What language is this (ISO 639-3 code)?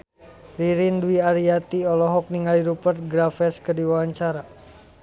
sun